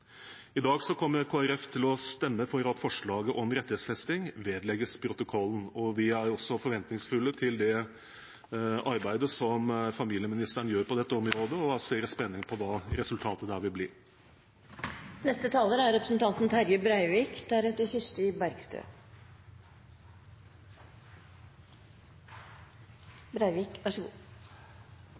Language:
Norwegian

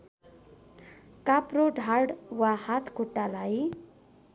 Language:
Nepali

